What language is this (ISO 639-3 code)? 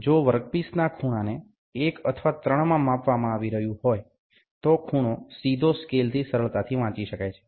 guj